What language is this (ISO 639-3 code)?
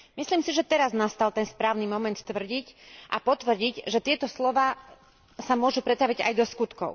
slk